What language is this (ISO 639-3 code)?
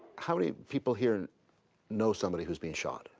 eng